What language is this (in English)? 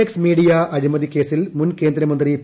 Malayalam